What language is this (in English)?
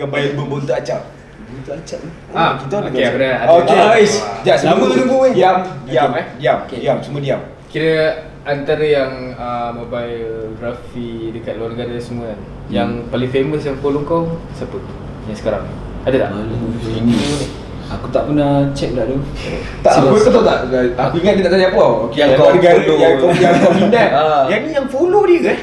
Malay